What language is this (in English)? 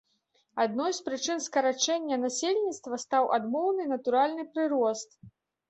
Belarusian